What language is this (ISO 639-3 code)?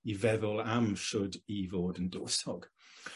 cym